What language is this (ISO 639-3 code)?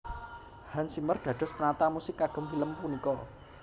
jav